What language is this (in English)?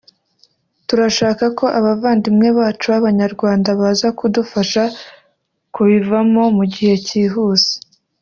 Kinyarwanda